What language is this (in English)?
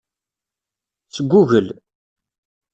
Kabyle